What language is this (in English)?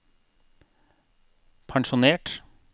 Norwegian